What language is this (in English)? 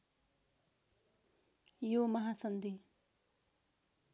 Nepali